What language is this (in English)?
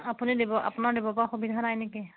Assamese